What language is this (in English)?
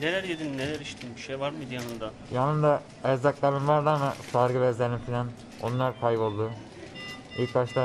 Turkish